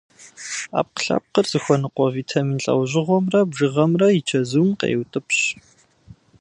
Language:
Kabardian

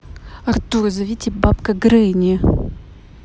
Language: Russian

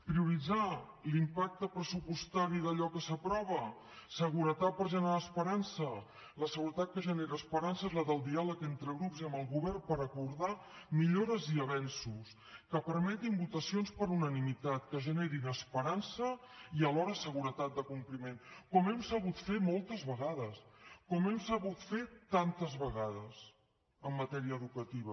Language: Catalan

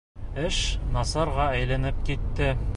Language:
Bashkir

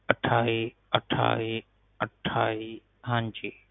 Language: Punjabi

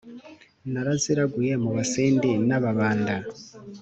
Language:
Kinyarwanda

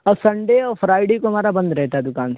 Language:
Urdu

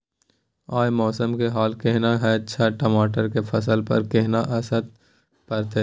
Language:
Maithili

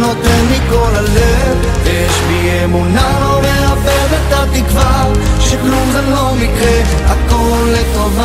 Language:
Hebrew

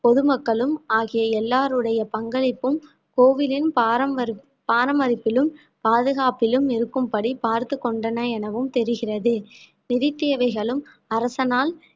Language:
Tamil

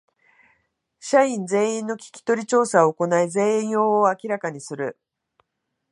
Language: Japanese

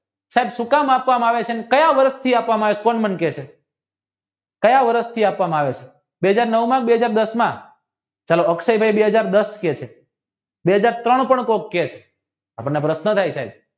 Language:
Gujarati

